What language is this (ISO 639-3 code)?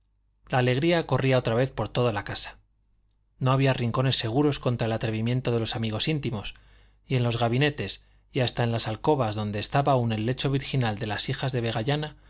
spa